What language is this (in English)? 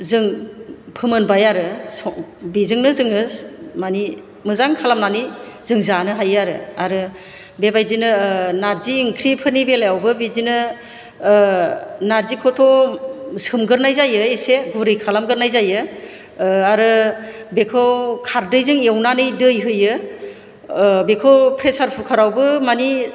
Bodo